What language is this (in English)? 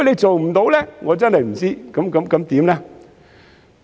Cantonese